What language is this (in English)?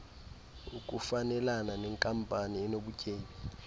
Xhosa